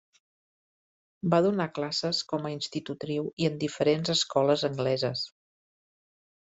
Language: Catalan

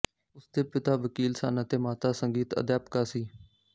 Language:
Punjabi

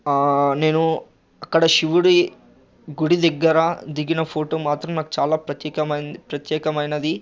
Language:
Telugu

